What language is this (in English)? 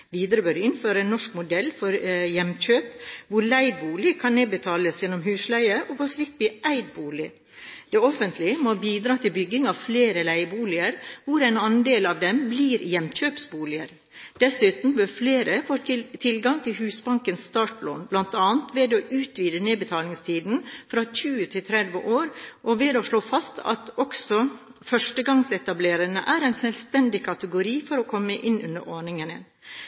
Norwegian Bokmål